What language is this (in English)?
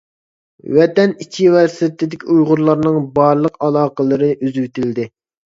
Uyghur